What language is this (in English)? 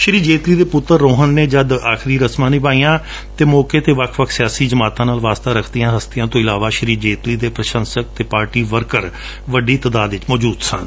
Punjabi